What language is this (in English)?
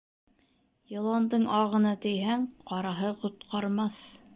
Bashkir